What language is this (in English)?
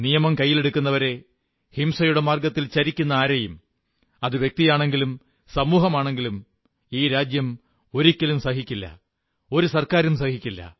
Malayalam